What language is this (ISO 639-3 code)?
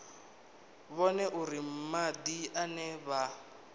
ven